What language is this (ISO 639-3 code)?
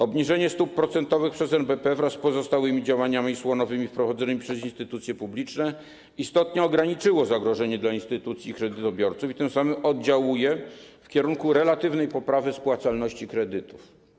pol